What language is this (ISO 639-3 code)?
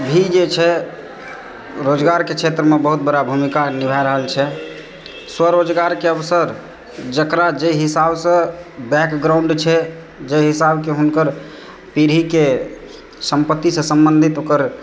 mai